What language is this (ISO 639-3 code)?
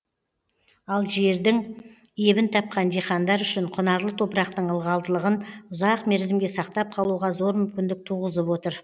kaz